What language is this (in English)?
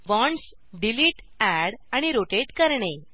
Marathi